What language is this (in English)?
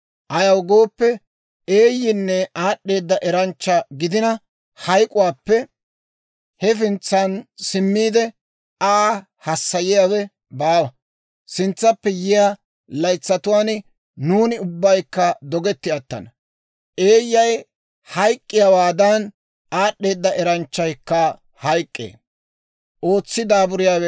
Dawro